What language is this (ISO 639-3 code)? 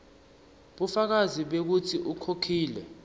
ssw